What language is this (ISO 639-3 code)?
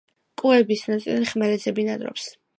kat